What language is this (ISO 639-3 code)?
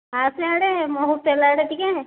ori